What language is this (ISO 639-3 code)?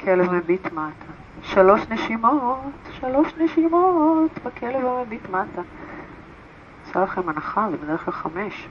heb